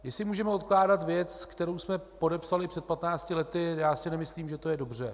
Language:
Czech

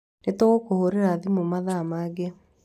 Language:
Kikuyu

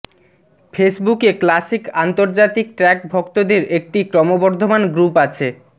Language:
Bangla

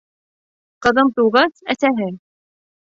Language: Bashkir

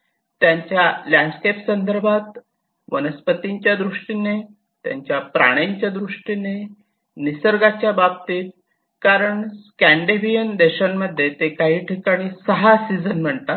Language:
Marathi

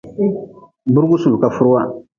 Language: Nawdm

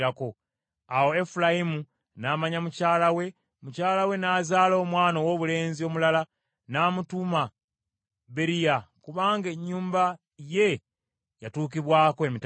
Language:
Ganda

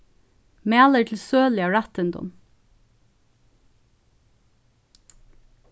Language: Faroese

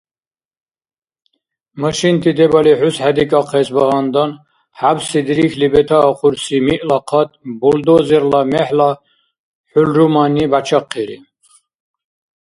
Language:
Dargwa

